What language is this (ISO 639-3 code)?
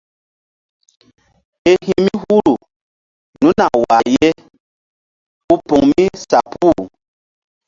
mdd